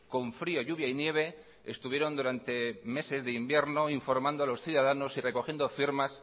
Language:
Spanish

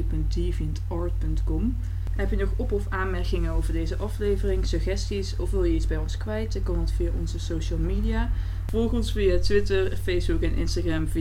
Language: Dutch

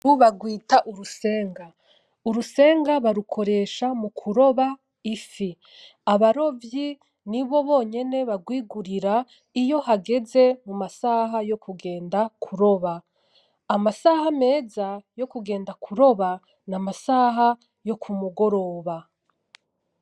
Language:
Rundi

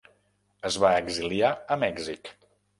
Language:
Catalan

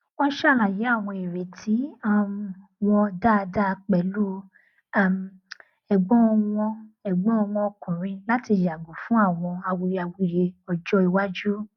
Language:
Yoruba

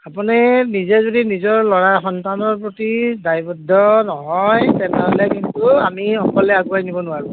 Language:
Assamese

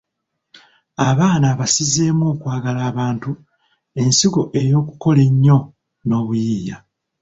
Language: Ganda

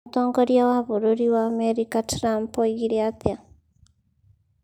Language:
Kikuyu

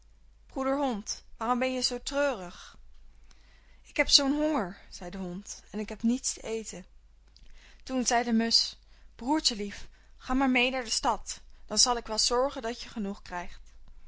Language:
Dutch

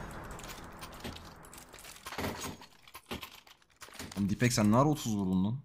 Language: Turkish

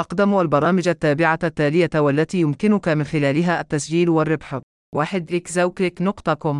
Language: Arabic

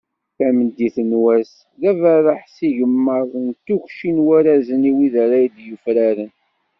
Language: Kabyle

